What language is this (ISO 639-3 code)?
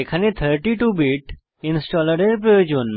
ben